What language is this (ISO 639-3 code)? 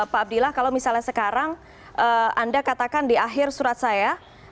ind